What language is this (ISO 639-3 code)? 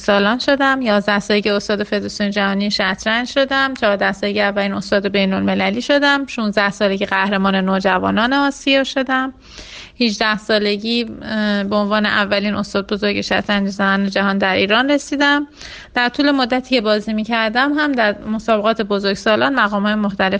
fas